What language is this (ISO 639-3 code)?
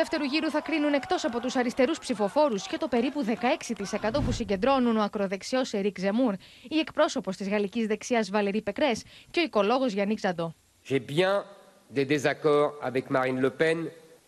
ell